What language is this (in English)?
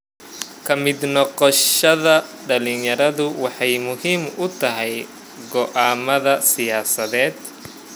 Somali